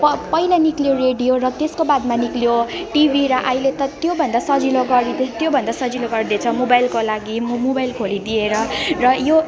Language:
Nepali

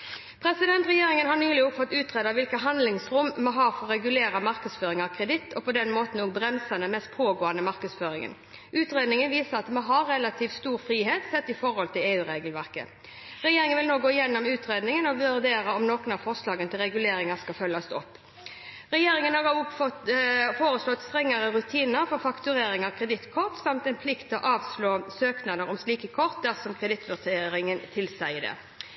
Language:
Norwegian Bokmål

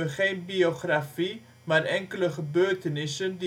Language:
Dutch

